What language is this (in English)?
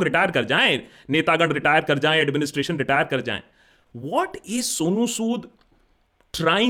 Hindi